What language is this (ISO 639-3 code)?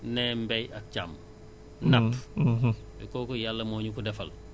wol